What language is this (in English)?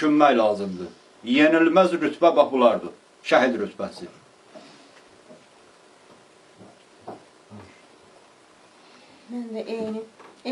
Turkish